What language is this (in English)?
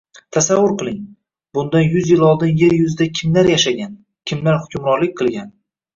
Uzbek